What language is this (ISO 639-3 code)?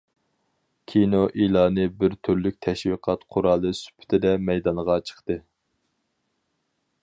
uig